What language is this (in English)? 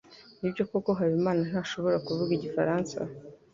Kinyarwanda